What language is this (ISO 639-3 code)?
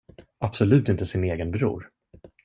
swe